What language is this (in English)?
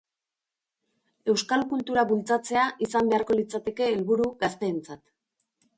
Basque